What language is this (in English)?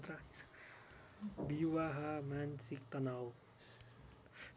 Nepali